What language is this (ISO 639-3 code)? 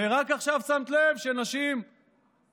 heb